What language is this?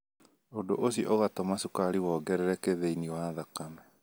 Kikuyu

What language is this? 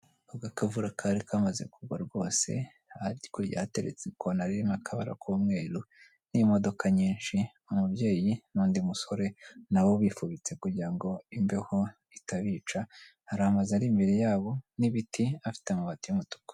Kinyarwanda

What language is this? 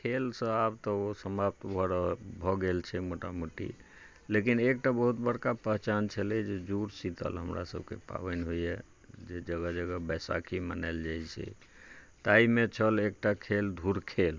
Maithili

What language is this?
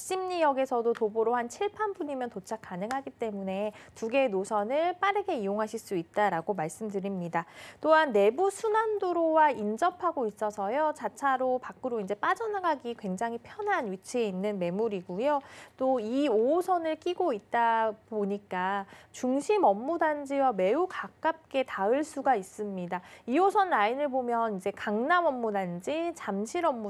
Korean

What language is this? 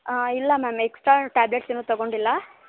Kannada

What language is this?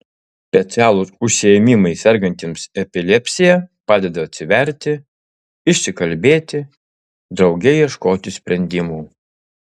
Lithuanian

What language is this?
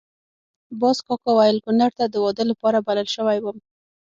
Pashto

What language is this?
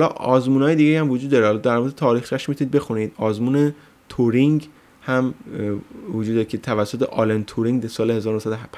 Persian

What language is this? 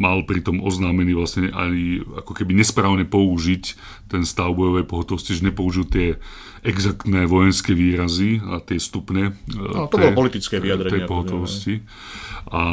Slovak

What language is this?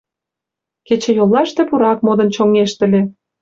Mari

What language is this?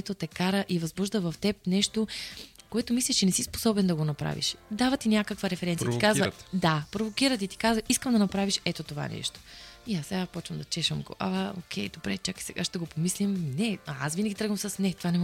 Bulgarian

